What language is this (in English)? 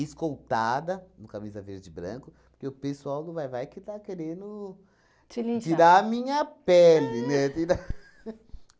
Portuguese